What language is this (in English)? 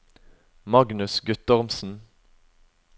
Norwegian